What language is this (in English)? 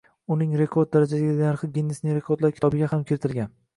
Uzbek